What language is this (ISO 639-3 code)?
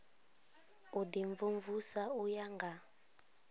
ven